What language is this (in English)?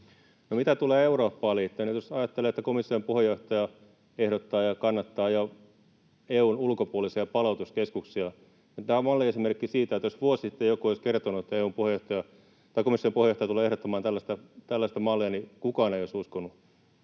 Finnish